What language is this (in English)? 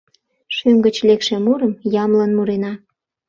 Mari